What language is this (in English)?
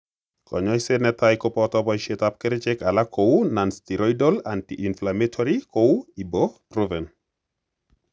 Kalenjin